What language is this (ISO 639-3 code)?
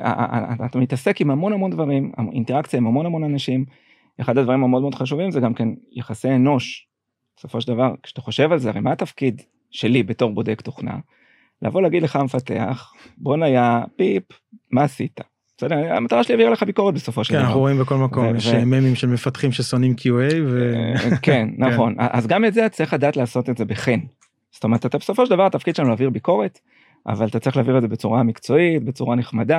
heb